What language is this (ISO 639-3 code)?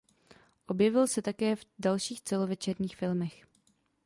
ces